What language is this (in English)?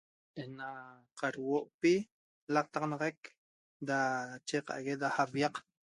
Toba